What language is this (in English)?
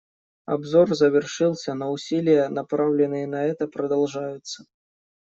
Russian